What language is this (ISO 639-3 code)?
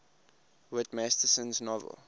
eng